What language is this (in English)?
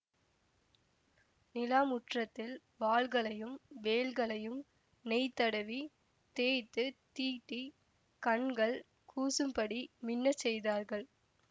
Tamil